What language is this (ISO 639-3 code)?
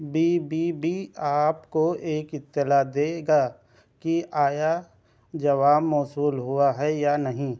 urd